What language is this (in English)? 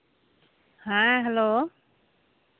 Santali